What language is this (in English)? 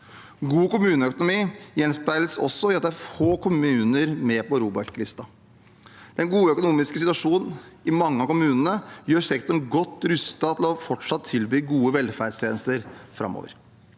Norwegian